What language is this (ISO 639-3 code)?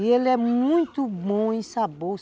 por